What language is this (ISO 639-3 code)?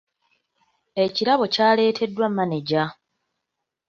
lug